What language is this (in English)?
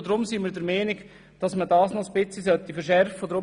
Swiss German